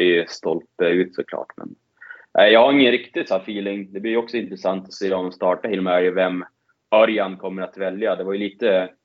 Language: Swedish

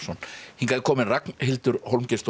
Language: Icelandic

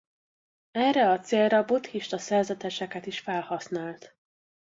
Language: Hungarian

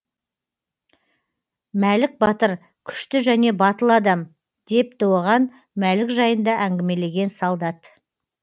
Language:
Kazakh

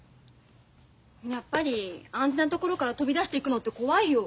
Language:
Japanese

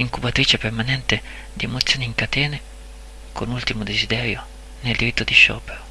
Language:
Italian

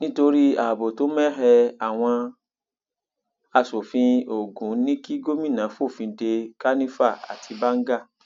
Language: Yoruba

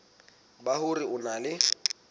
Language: Southern Sotho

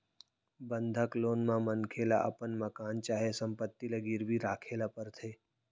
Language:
Chhattisgarhi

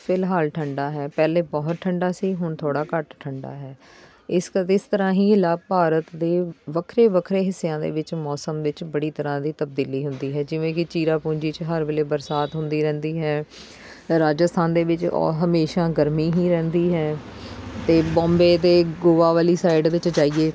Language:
Punjabi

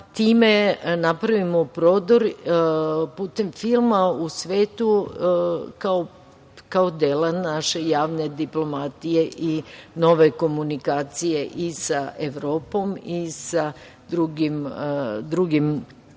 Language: Serbian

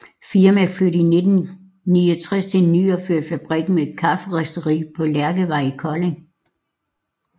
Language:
Danish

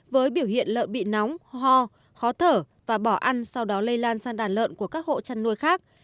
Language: Vietnamese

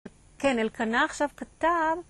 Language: Hebrew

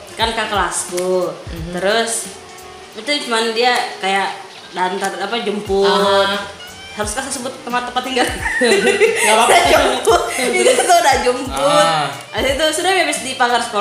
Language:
Indonesian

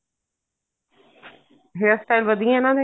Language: Punjabi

